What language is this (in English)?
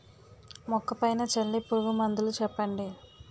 Telugu